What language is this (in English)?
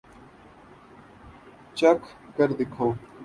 Urdu